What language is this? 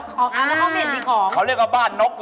Thai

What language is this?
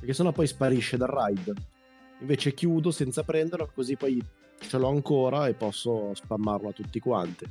Italian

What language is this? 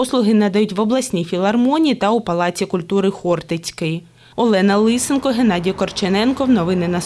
Ukrainian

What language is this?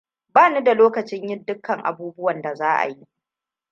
Hausa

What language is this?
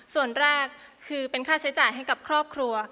Thai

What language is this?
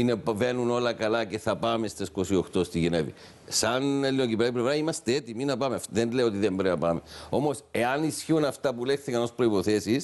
Greek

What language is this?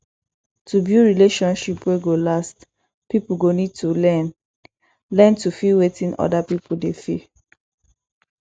Nigerian Pidgin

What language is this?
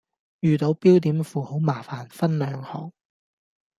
Cantonese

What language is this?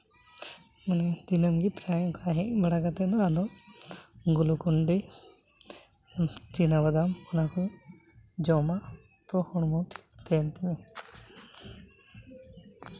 Santali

